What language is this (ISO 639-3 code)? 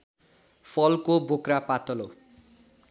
nep